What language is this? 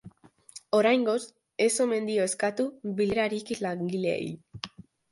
Basque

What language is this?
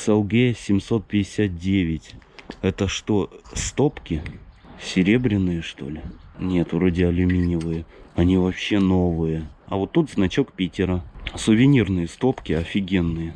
Russian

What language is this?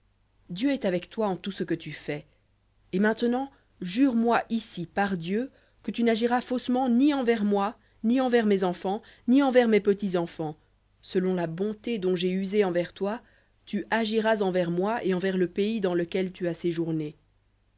French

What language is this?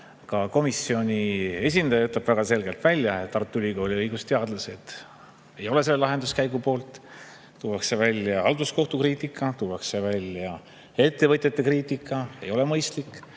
Estonian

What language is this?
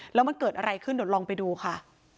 Thai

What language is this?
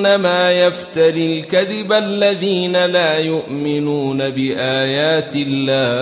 Arabic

